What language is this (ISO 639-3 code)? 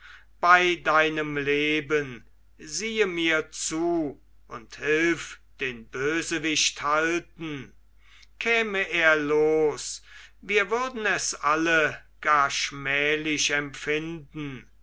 deu